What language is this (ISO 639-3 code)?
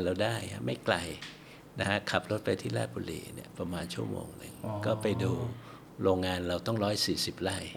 tha